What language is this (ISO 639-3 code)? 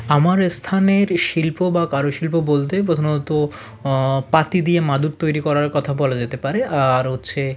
ben